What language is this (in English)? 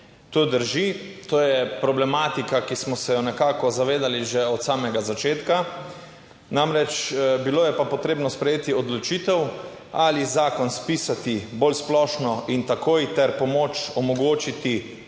Slovenian